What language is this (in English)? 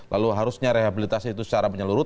Indonesian